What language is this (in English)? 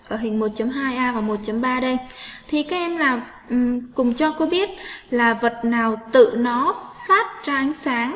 Vietnamese